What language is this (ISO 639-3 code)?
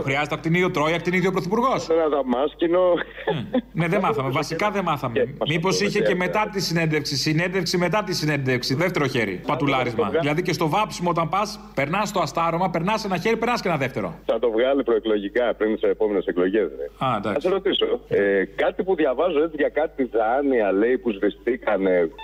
ell